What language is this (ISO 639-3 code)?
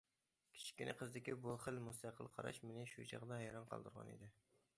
uig